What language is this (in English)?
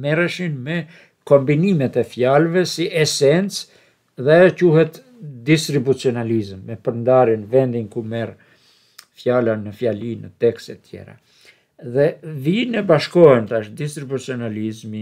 Romanian